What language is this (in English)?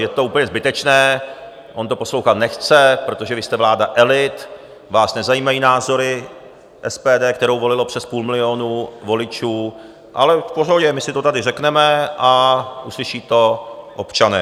Czech